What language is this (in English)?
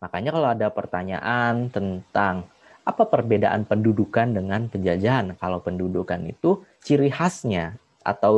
Indonesian